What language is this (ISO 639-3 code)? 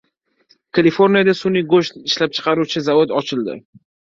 uzb